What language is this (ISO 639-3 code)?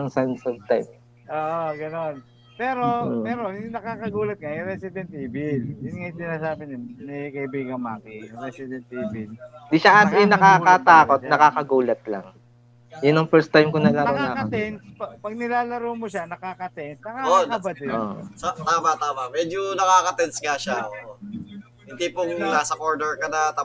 fil